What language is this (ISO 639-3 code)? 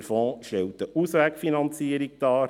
gsw